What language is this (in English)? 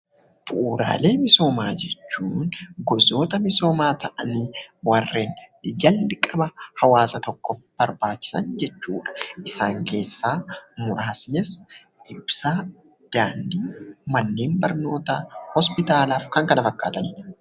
Oromo